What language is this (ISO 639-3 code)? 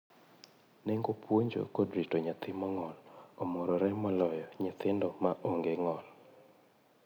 luo